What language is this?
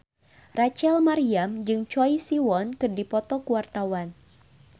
Sundanese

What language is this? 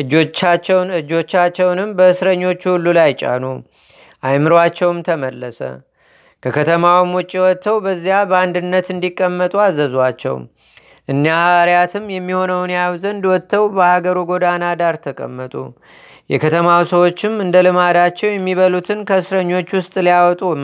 Amharic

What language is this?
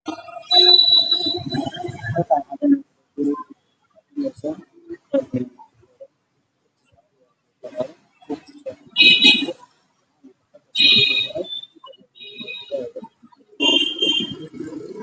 Somali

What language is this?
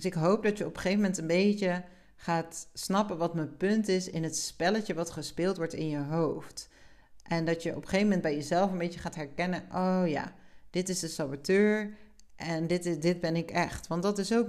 Dutch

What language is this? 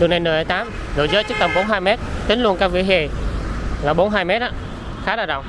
Vietnamese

